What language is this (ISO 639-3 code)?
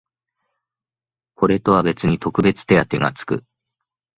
jpn